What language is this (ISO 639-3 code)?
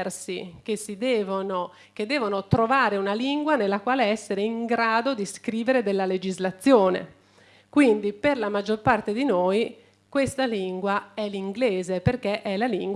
ita